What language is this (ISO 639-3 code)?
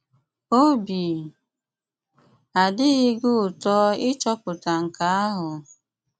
ibo